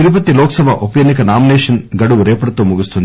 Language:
Telugu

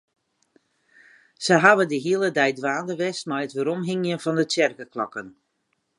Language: Western Frisian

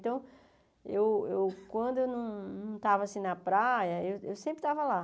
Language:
Portuguese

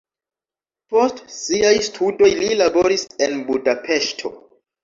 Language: Esperanto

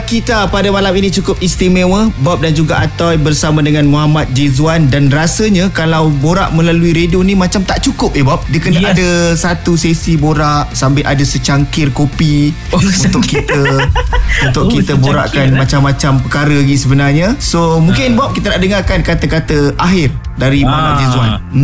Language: Malay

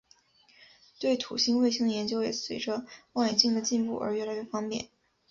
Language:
Chinese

